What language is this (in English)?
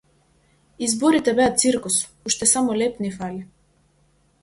Macedonian